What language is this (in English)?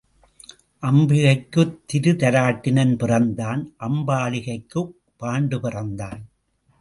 Tamil